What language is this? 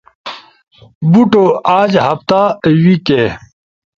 Ushojo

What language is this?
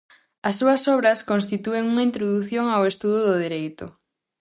Galician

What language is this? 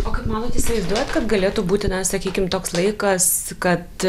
Lithuanian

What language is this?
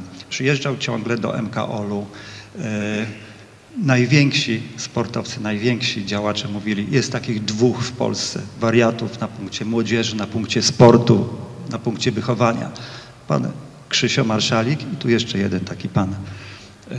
Polish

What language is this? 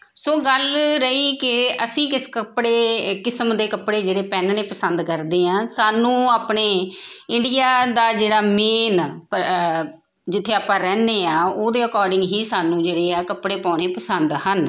Punjabi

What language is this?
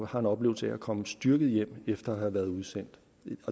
Danish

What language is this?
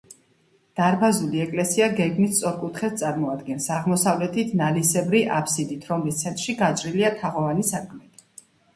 Georgian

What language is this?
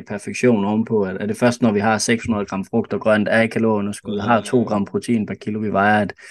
Danish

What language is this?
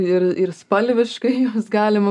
Lithuanian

